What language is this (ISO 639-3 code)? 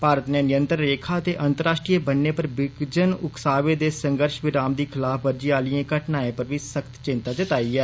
doi